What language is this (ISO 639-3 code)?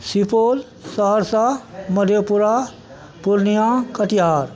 mai